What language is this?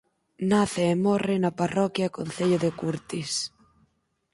Galician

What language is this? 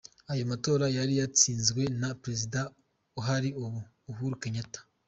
Kinyarwanda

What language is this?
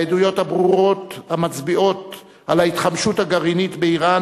Hebrew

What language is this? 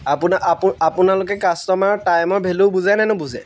Assamese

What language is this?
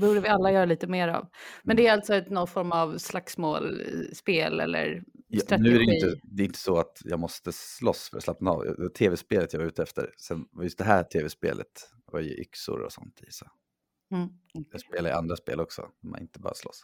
Swedish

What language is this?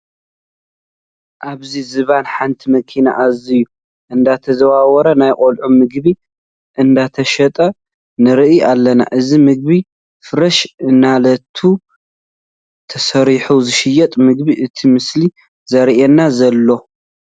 Tigrinya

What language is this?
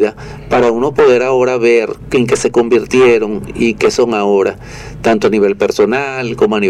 Spanish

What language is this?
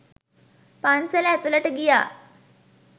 Sinhala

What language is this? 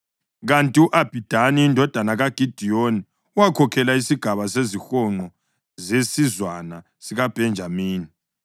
North Ndebele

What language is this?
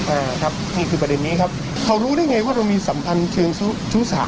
Thai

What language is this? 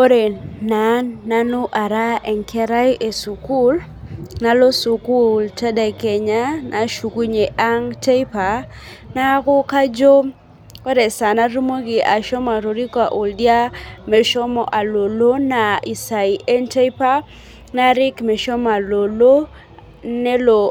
Masai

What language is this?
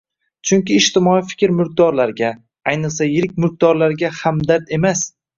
Uzbek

